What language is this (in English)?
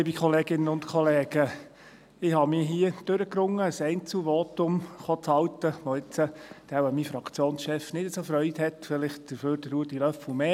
Swiss German